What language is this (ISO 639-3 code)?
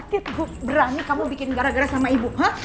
ind